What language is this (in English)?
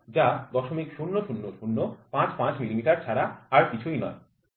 Bangla